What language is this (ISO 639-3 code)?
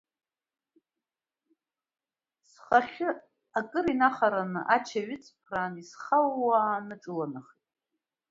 abk